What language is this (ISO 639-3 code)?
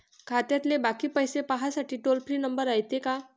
mar